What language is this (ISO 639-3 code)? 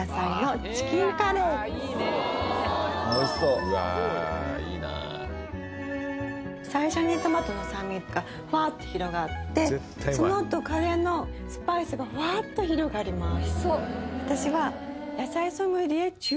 jpn